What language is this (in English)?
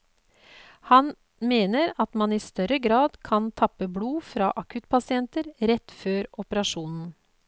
Norwegian